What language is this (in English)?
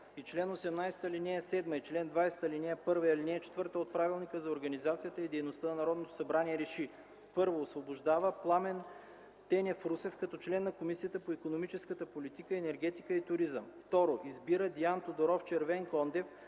Bulgarian